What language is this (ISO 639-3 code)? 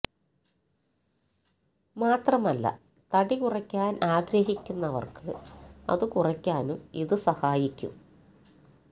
mal